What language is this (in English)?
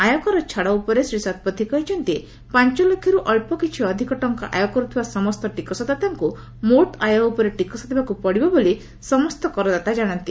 Odia